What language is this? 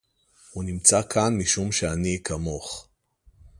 Hebrew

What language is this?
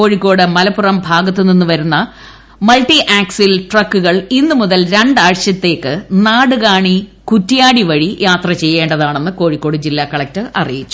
Malayalam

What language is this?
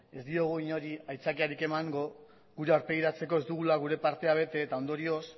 Basque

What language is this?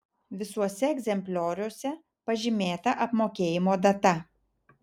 Lithuanian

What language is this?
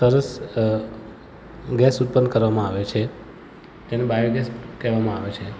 Gujarati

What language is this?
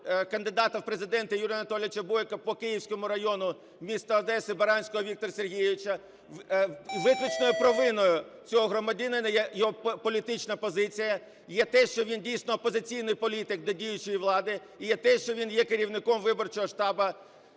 Ukrainian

